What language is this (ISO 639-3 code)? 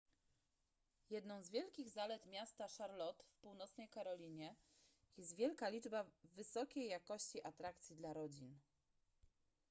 pol